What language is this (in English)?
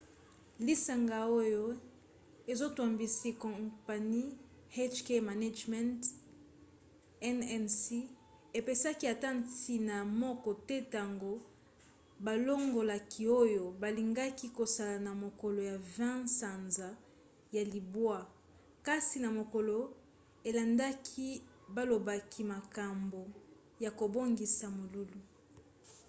Lingala